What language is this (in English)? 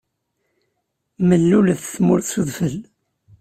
Kabyle